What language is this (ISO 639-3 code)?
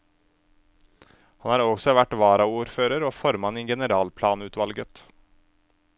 nor